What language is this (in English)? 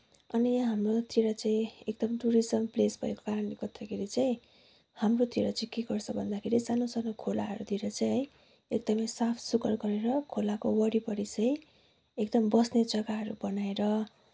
Nepali